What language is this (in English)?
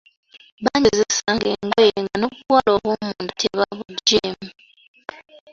Ganda